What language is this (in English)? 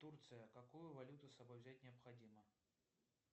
Russian